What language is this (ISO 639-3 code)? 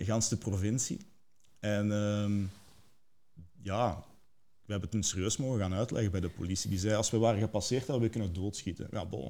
nld